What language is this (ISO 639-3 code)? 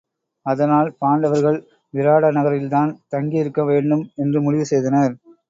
tam